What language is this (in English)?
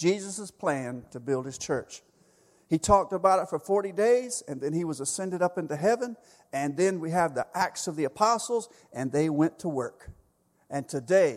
English